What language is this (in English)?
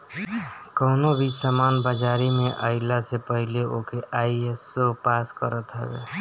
Bhojpuri